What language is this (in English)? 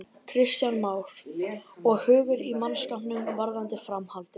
Icelandic